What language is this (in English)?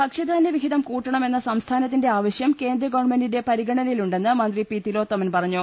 Malayalam